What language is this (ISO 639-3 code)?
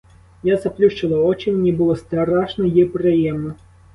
ukr